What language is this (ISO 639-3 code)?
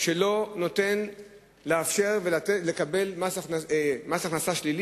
heb